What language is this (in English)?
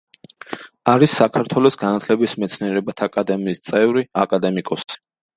Georgian